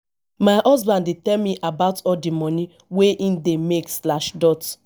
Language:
Nigerian Pidgin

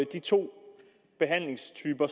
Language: Danish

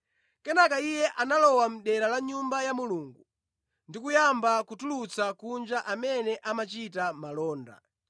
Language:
Nyanja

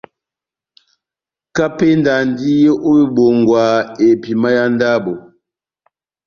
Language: Batanga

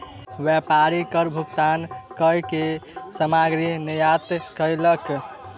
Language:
Maithili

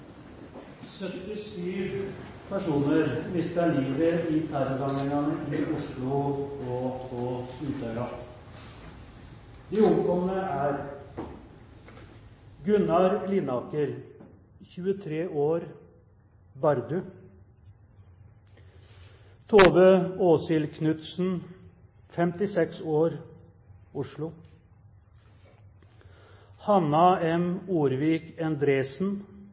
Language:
Norwegian Bokmål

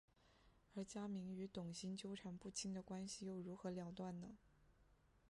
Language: Chinese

